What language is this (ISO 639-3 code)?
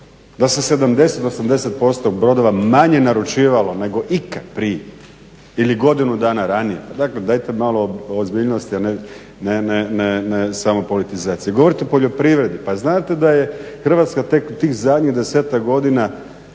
hrv